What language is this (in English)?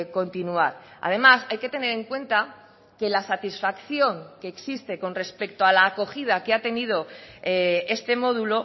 Spanish